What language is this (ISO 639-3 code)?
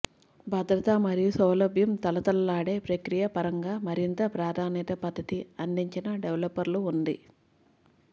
tel